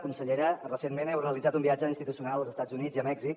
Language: Catalan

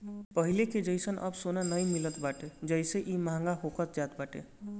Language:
Bhojpuri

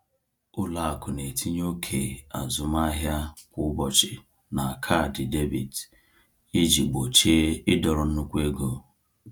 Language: Igbo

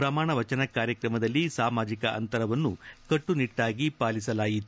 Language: Kannada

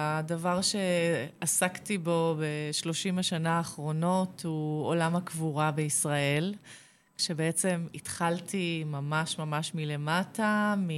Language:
Hebrew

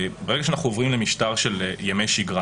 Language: Hebrew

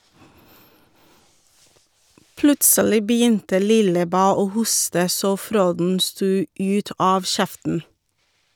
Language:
Norwegian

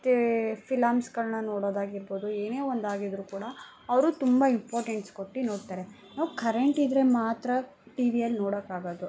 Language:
Kannada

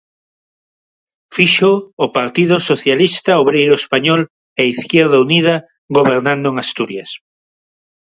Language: Galician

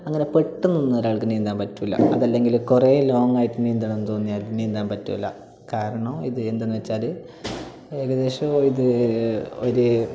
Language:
Malayalam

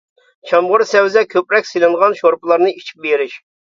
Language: Uyghur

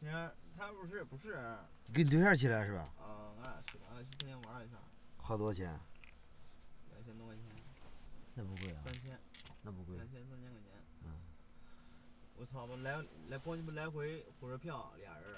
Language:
Chinese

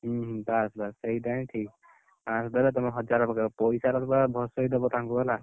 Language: Odia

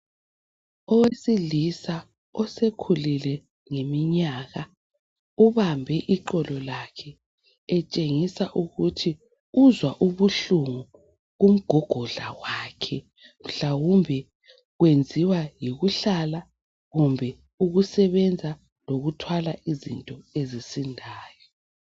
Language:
North Ndebele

